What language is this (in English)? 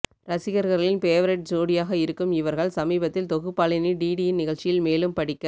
Tamil